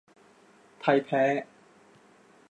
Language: Thai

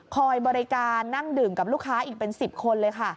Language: Thai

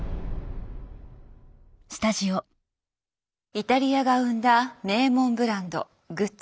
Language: Japanese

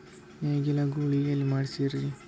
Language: Kannada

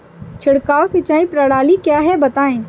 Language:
Hindi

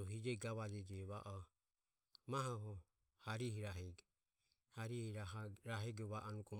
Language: Ömie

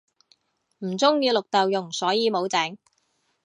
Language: Cantonese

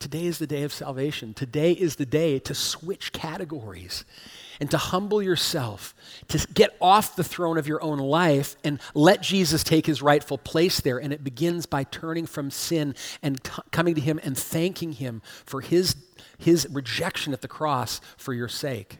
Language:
English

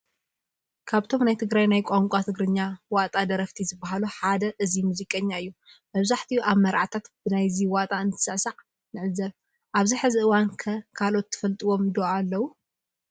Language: Tigrinya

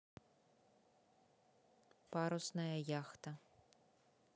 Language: Russian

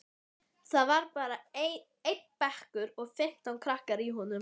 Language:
Icelandic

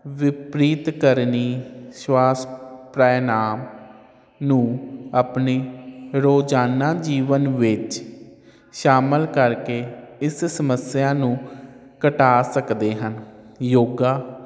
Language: Punjabi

